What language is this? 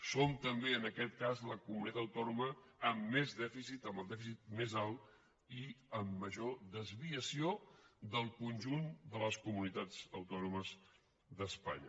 Catalan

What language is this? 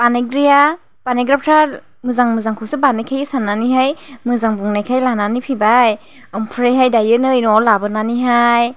Bodo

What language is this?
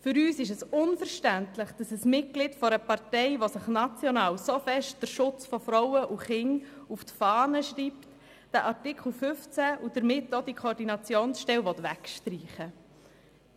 Swiss German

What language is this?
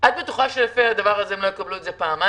Hebrew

